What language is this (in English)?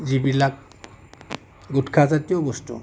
Assamese